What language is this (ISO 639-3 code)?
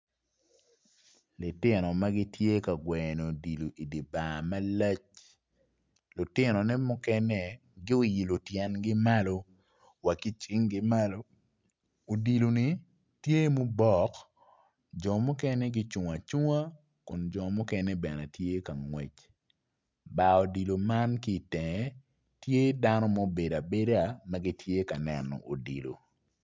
ach